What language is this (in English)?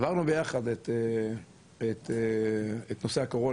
Hebrew